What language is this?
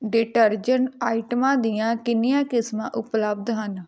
Punjabi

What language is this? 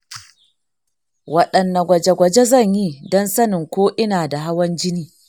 Hausa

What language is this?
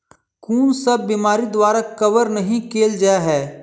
Maithili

